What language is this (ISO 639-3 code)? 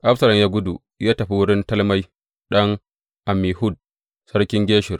hau